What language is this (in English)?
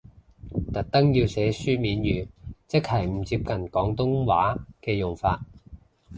Cantonese